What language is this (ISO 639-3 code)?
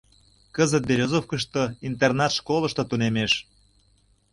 chm